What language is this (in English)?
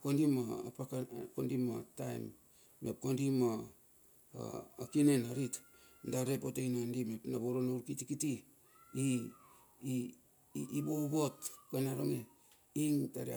Bilur